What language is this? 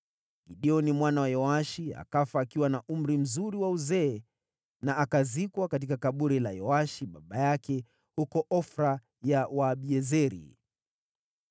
Swahili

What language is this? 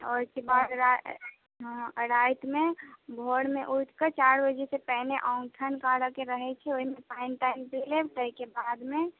Maithili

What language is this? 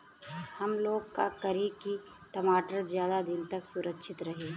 Bhojpuri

